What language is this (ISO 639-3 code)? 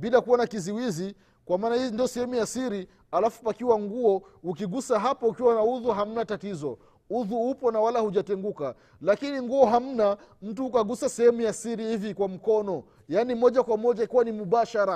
swa